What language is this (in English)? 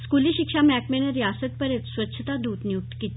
Dogri